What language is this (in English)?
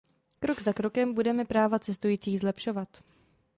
Czech